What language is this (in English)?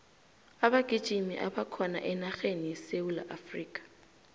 South Ndebele